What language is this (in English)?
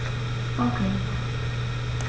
German